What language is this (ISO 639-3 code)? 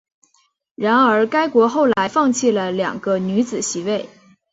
zho